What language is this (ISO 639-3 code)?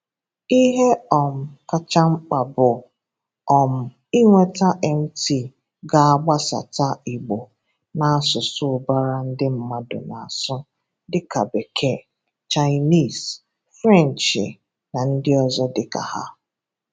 ibo